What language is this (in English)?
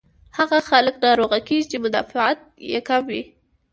Pashto